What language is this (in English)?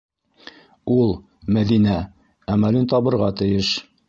Bashkir